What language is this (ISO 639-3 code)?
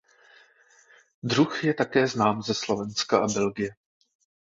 ces